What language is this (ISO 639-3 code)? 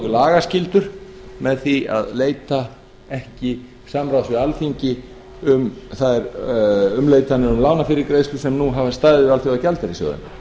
isl